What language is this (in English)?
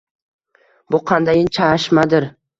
Uzbek